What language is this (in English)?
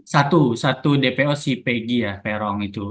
Indonesian